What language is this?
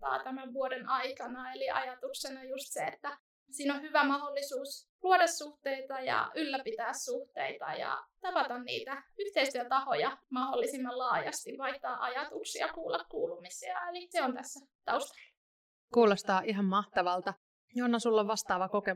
Finnish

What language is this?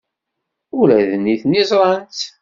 Kabyle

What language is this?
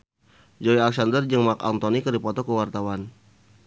Sundanese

